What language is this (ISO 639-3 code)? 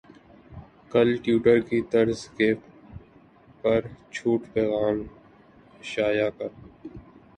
urd